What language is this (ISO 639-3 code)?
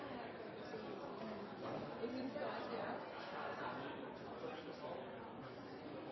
nob